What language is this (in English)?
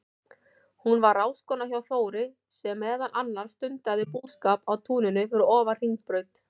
Icelandic